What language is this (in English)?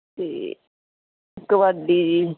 Punjabi